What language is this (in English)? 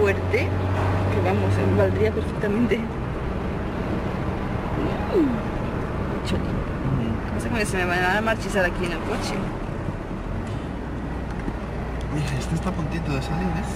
Spanish